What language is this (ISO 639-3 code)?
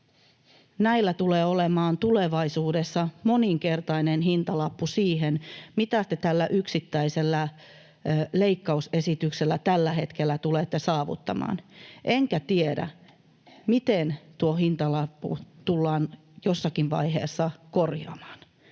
fin